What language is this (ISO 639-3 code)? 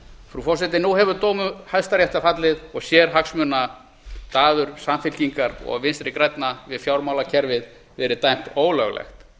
isl